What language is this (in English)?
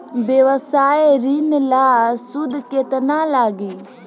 Bhojpuri